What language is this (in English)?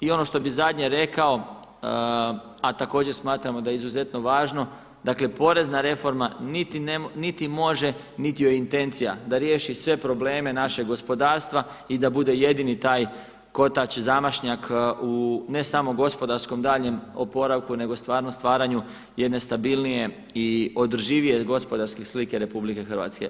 Croatian